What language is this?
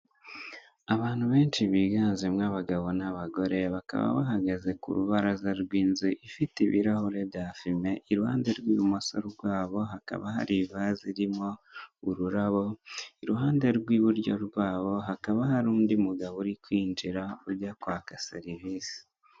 Kinyarwanda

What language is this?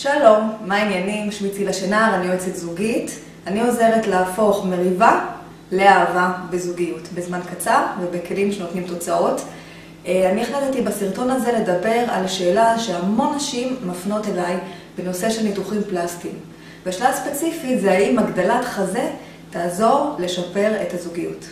Hebrew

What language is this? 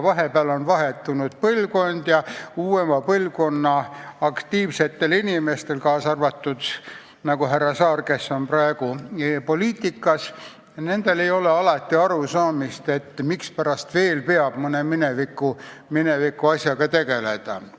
Estonian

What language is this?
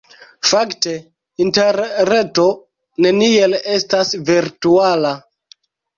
Esperanto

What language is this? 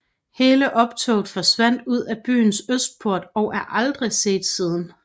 Danish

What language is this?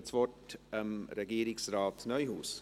Swiss German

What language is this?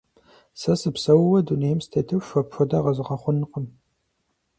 Kabardian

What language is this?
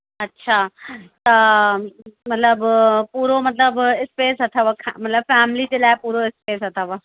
Sindhi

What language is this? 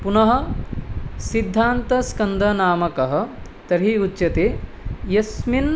Sanskrit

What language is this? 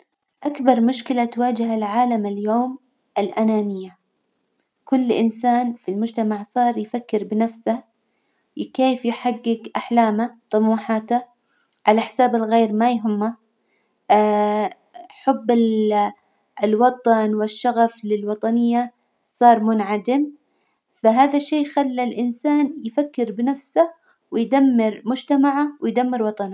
Hijazi Arabic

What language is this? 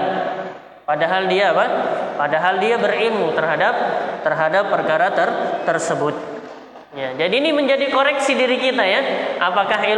Indonesian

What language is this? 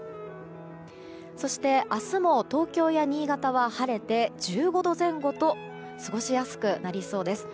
Japanese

